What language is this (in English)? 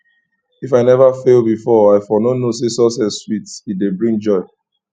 Nigerian Pidgin